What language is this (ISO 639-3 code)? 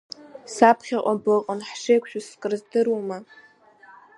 abk